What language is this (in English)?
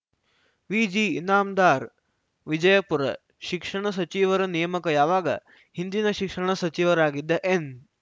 Kannada